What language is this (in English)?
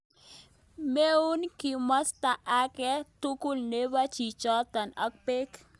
Kalenjin